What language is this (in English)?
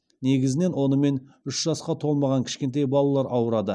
Kazakh